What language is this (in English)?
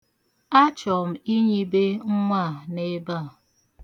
Igbo